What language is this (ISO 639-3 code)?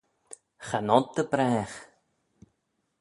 glv